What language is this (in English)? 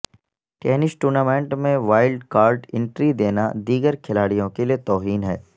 Urdu